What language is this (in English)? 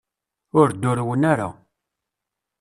Kabyle